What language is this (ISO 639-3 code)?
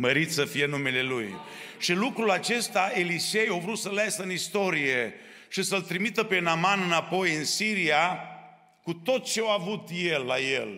ron